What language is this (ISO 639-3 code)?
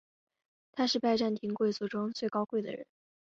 zho